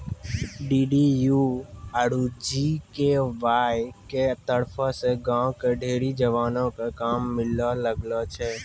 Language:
Maithili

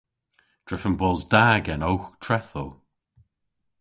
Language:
Cornish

